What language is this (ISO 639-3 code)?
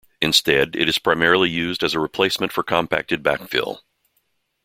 eng